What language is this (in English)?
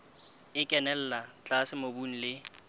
Southern Sotho